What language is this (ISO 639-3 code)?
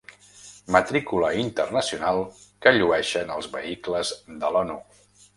cat